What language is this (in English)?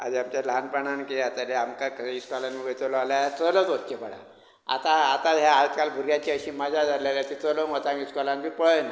Konkani